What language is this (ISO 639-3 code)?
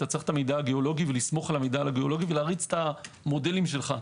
heb